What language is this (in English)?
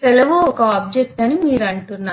Telugu